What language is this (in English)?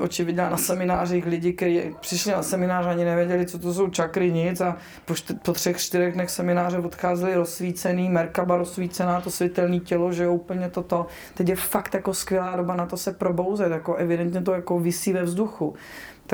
Czech